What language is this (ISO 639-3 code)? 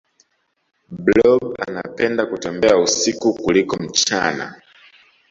swa